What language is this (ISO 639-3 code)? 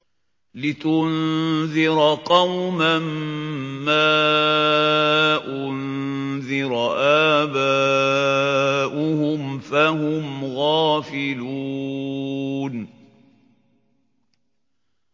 ara